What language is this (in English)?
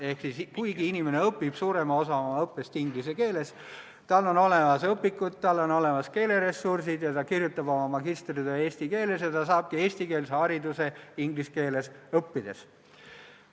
Estonian